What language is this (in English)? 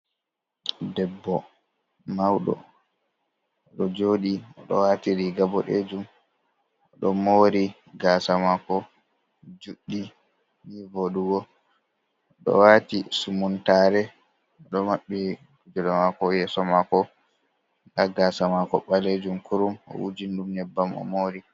Fula